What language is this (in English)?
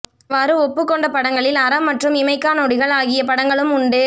Tamil